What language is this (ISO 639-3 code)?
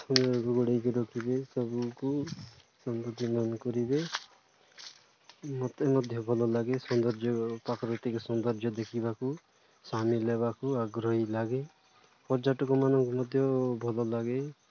ori